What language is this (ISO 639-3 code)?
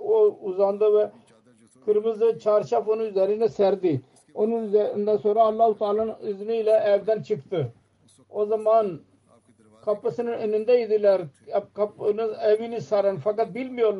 tur